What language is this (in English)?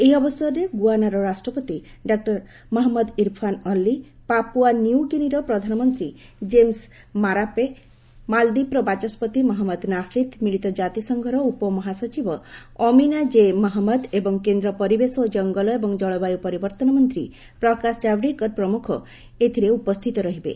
Odia